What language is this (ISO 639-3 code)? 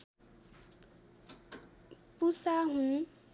nep